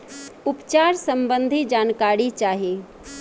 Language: Bhojpuri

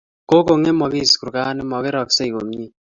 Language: Kalenjin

